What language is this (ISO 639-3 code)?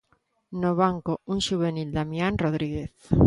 glg